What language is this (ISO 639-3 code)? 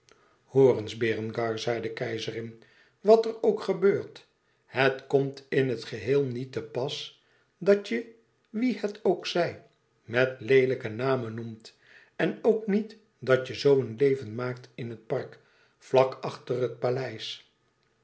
nld